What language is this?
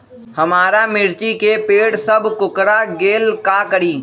Magahi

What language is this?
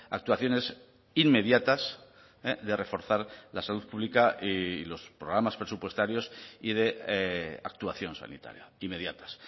Spanish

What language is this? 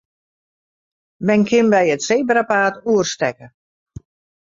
Western Frisian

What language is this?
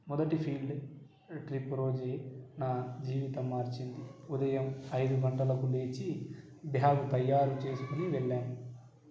Telugu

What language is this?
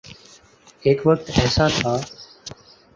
Urdu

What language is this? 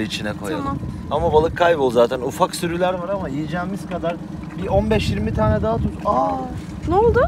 Turkish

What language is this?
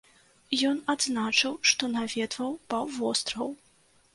Belarusian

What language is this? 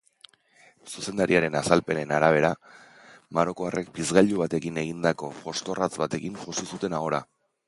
Basque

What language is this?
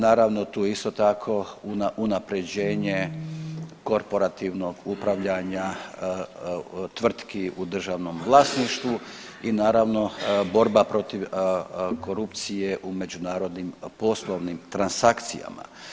Croatian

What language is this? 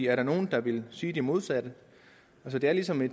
Danish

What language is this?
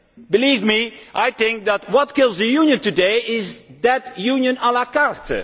English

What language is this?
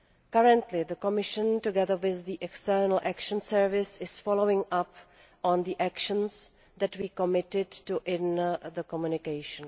English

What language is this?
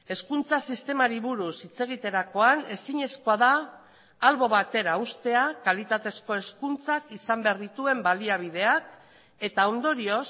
Basque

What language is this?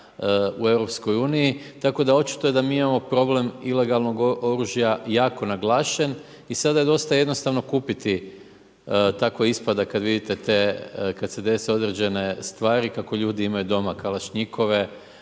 Croatian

